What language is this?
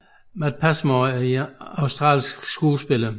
Danish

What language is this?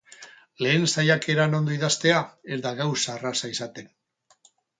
Basque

